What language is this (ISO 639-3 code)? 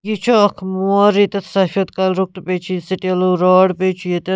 kas